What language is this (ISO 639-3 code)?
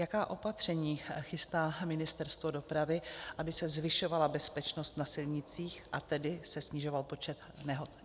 ces